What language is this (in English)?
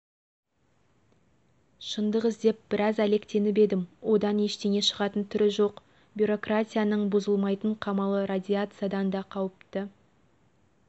Kazakh